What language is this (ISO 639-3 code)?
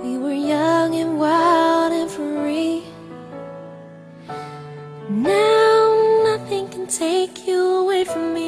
eng